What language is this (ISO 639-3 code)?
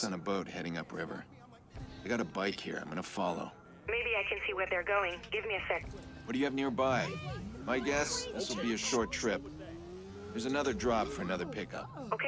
eng